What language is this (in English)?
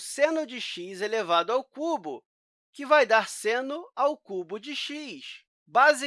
Portuguese